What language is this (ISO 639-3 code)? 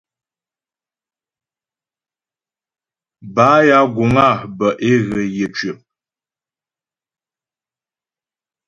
bbj